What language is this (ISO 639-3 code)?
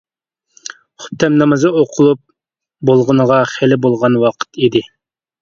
uig